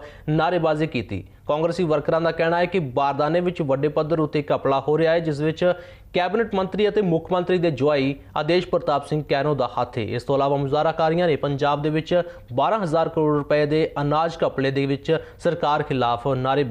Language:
Punjabi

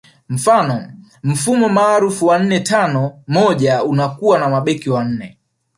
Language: Swahili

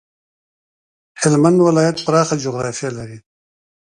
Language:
Pashto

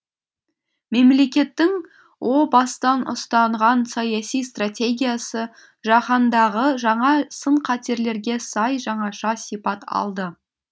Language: Kazakh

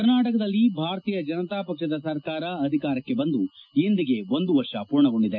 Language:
Kannada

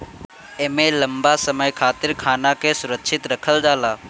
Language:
Bhojpuri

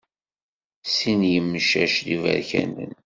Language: Kabyle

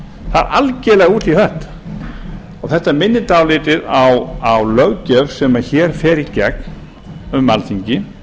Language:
Icelandic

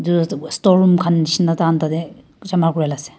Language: Naga Pidgin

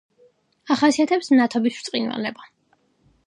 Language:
Georgian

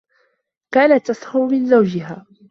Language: Arabic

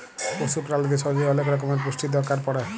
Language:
Bangla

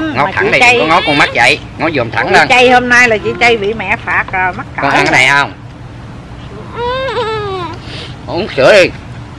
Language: Vietnamese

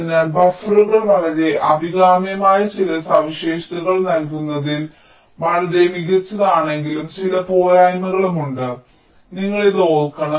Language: Malayalam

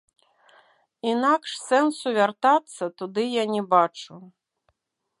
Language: Belarusian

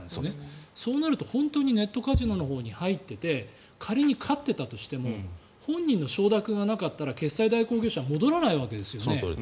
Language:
Japanese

